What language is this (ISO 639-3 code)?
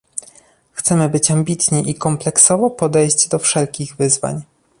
pol